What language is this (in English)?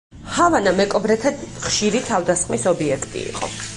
Georgian